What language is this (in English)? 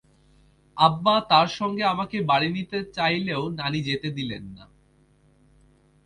Bangla